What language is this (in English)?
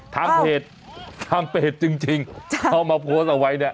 Thai